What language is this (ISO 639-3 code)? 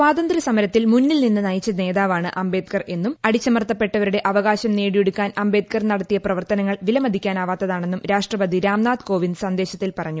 mal